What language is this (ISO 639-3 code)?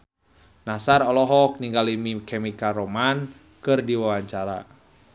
sun